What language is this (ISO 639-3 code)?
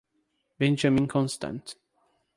por